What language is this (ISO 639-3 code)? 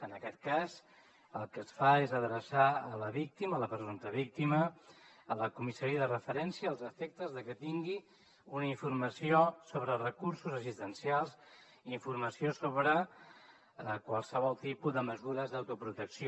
cat